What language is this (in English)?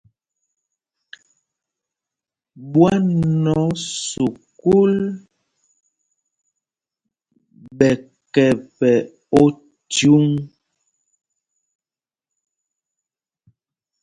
Mpumpong